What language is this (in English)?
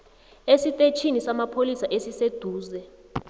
South Ndebele